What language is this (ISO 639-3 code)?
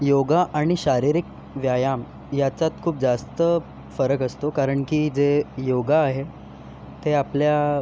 mar